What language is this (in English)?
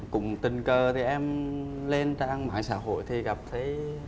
Vietnamese